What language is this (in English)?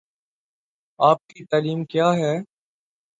Urdu